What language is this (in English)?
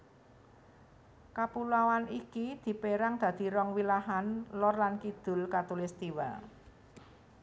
Javanese